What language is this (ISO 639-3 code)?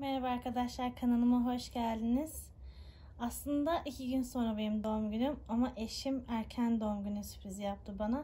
tur